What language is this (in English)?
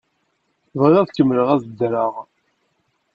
Kabyle